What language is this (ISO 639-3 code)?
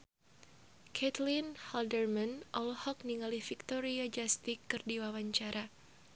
sun